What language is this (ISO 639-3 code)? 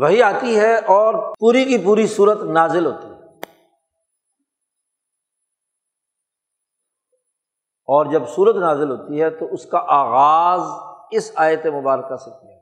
urd